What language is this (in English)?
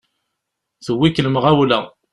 Kabyle